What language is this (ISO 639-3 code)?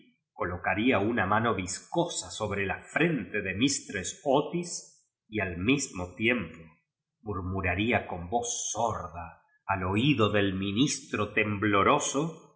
spa